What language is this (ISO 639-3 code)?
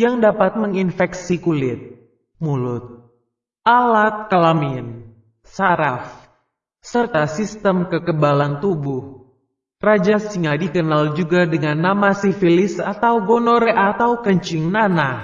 ind